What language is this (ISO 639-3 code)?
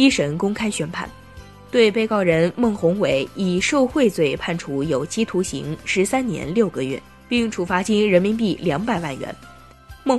zho